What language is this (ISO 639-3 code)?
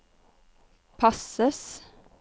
nor